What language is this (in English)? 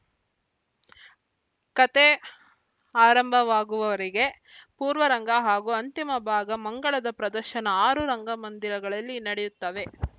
Kannada